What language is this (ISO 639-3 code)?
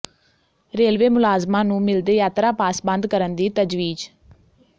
pan